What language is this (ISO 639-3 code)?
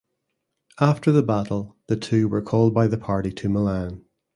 eng